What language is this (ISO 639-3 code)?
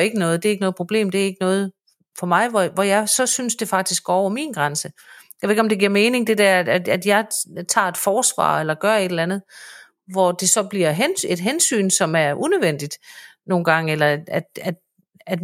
dan